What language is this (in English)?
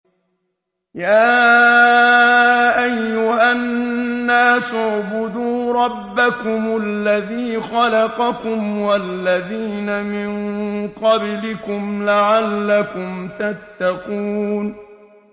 Arabic